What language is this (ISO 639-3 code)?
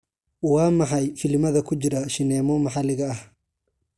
som